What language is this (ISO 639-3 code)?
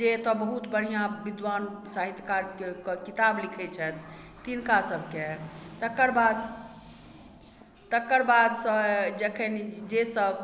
mai